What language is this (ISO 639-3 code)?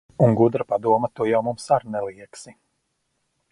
lav